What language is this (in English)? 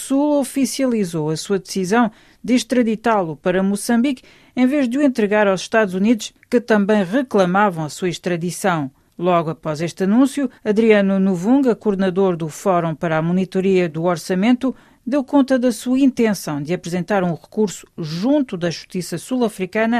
Portuguese